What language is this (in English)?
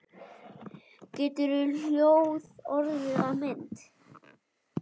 Icelandic